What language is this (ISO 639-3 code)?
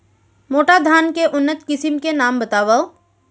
hne